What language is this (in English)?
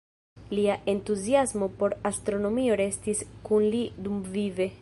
Esperanto